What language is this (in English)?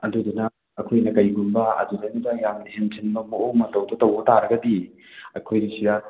Manipuri